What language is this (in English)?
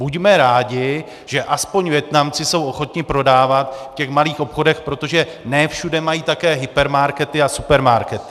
Czech